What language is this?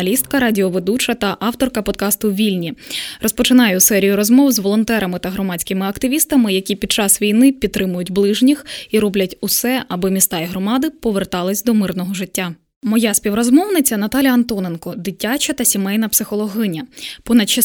Ukrainian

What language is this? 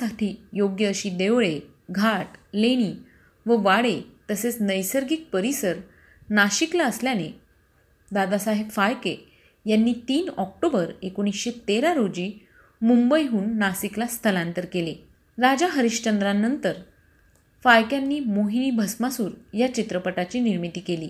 Marathi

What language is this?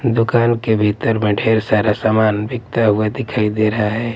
Hindi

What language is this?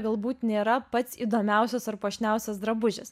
Lithuanian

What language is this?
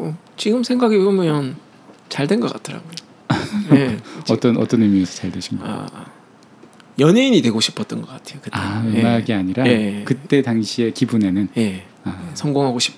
Korean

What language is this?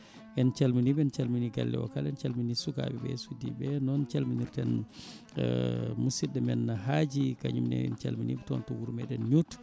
Fula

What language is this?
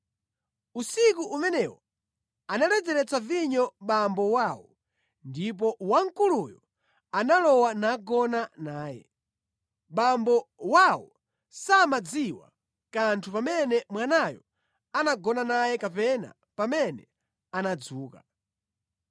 Nyanja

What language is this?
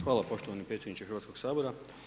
Croatian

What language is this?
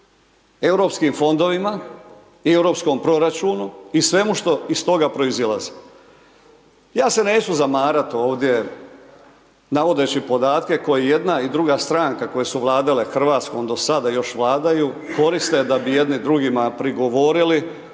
Croatian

